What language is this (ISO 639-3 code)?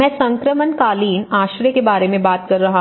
hin